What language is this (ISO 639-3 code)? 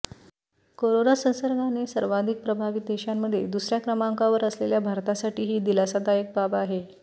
mar